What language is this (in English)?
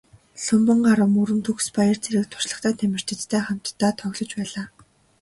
Mongolian